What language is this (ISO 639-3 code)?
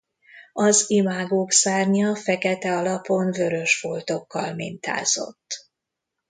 hun